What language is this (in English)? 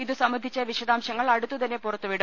Malayalam